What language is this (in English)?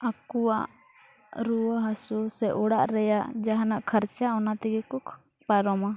Santali